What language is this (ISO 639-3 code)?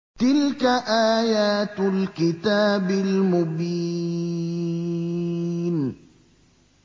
ara